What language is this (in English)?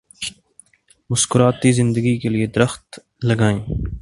Urdu